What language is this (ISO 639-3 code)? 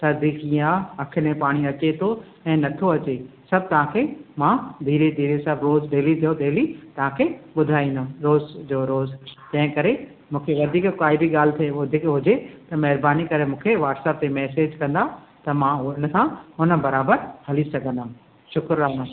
snd